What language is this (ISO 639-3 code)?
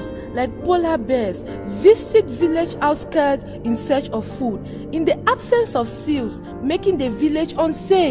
eng